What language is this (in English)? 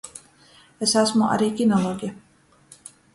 Latgalian